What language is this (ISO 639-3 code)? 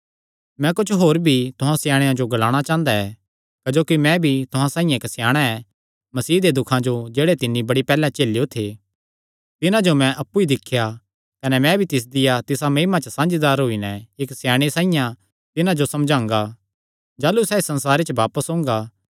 xnr